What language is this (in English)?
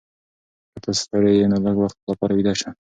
Pashto